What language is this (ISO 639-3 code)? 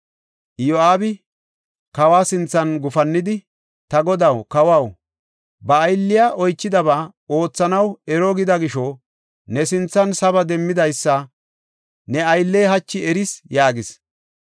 gof